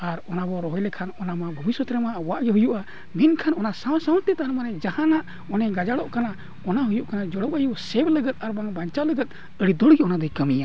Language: Santali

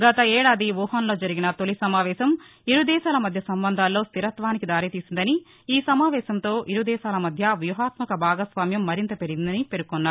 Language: Telugu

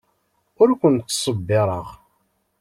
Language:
Kabyle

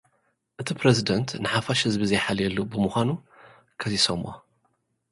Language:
Tigrinya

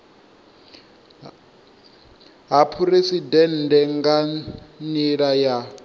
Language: Venda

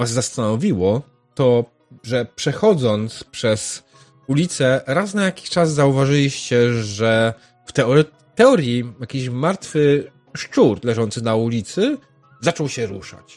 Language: Polish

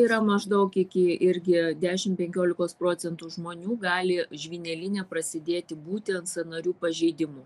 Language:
Lithuanian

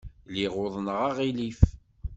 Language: Kabyle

